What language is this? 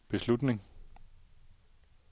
Danish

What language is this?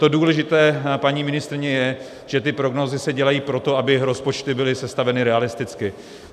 Czech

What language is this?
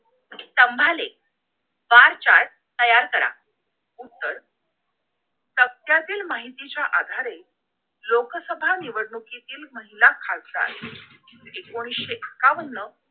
Marathi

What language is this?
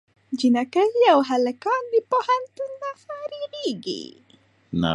Pashto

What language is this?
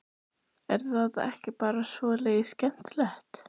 Icelandic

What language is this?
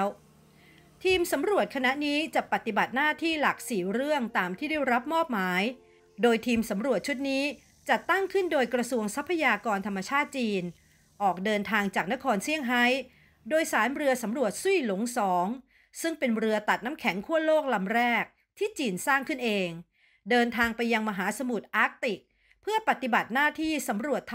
Thai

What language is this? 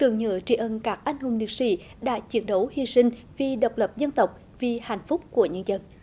Vietnamese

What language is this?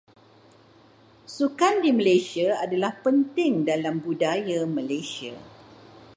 Malay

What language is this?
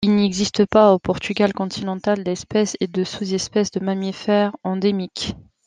French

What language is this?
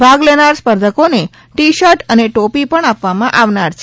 Gujarati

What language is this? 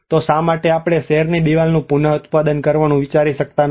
Gujarati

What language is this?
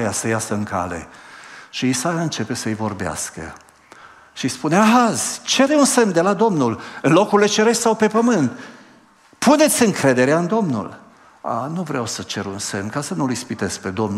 Romanian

